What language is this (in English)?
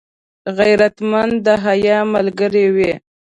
Pashto